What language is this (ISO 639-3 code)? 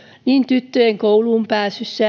fin